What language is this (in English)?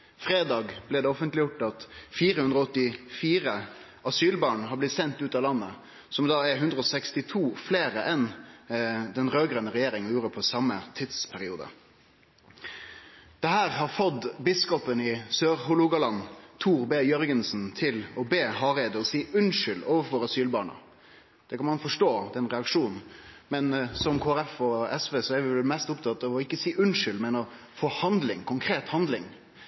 Norwegian Nynorsk